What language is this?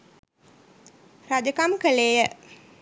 Sinhala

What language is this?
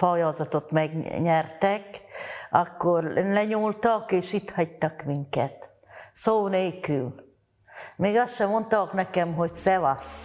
Hungarian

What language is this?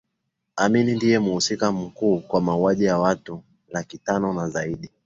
Swahili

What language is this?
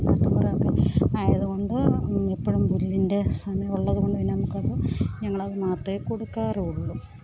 Malayalam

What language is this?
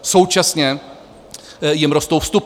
Czech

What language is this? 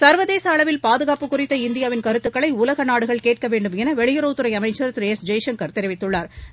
Tamil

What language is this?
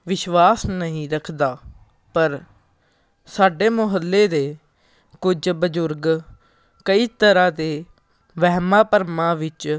Punjabi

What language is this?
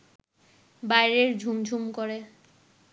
Bangla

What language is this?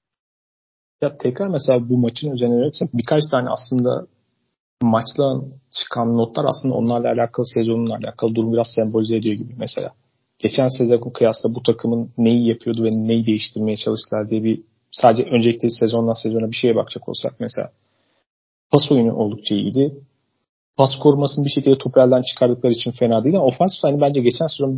Turkish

